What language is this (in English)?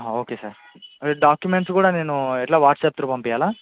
Telugu